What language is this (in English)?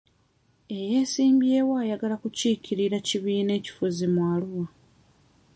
Ganda